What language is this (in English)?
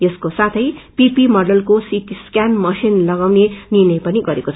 Nepali